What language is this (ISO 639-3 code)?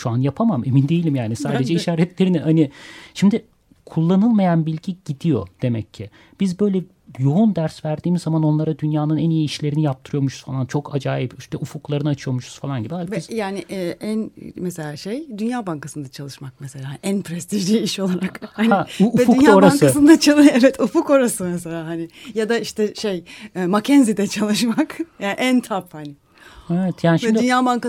tur